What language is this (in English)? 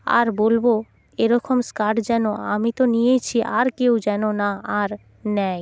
Bangla